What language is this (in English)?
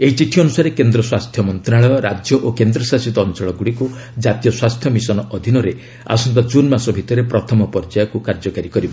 Odia